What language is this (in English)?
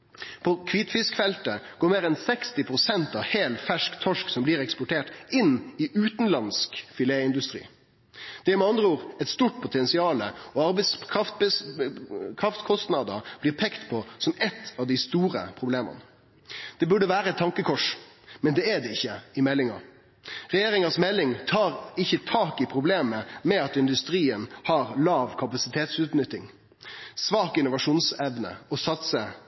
Norwegian Nynorsk